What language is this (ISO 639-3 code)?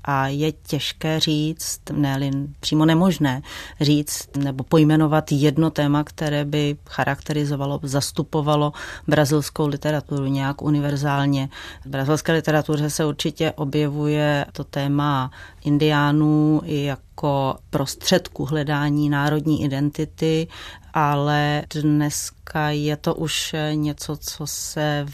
ces